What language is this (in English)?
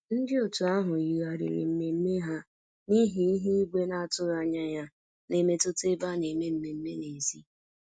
Igbo